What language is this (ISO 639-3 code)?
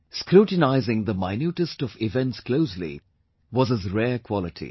eng